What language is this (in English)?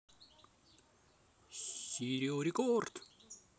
Russian